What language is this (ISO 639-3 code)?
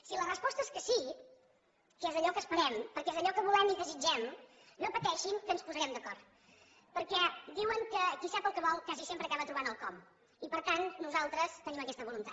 cat